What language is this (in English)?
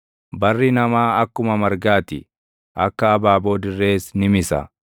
Oromo